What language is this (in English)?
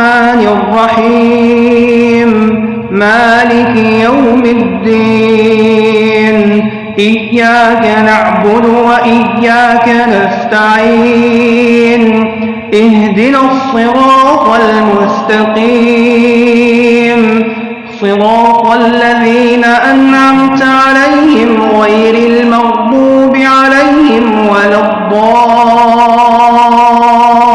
Arabic